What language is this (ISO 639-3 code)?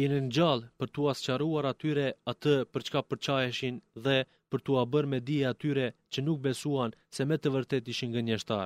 ell